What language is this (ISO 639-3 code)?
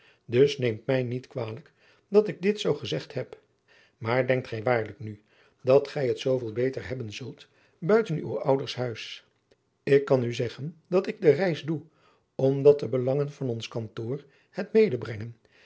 nld